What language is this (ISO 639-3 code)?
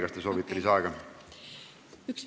est